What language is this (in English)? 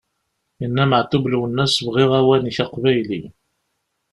Kabyle